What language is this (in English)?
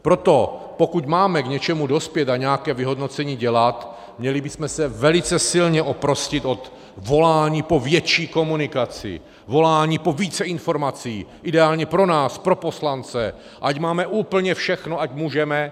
Czech